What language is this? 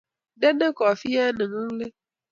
Kalenjin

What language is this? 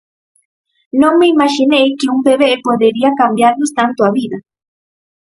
Galician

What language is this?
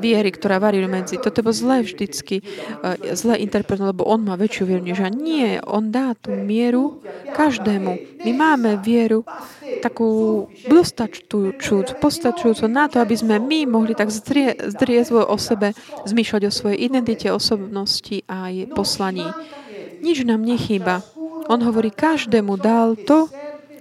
Slovak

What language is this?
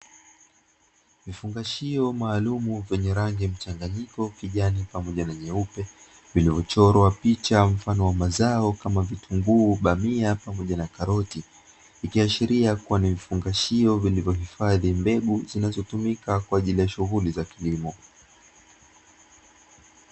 Swahili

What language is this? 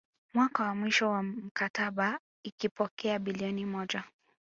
Swahili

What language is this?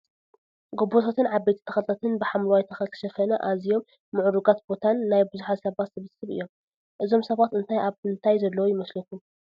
Tigrinya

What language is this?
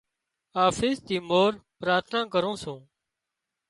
Wadiyara Koli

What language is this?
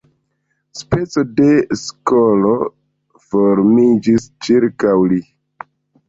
Esperanto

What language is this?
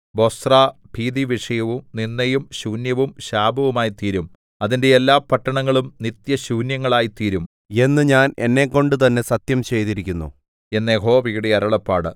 Malayalam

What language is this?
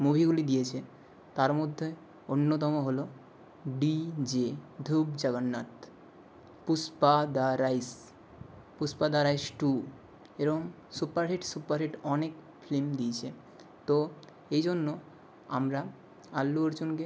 Bangla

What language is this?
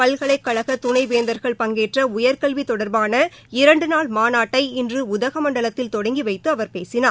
Tamil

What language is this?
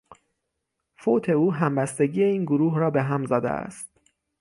Persian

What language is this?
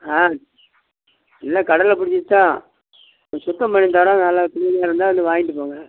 Tamil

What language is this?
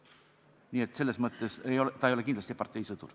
Estonian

